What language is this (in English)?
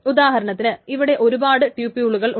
Malayalam